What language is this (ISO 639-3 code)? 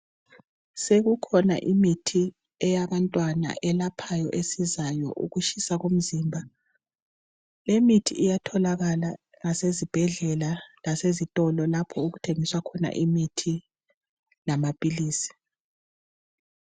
nde